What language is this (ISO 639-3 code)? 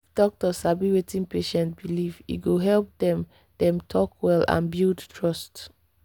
pcm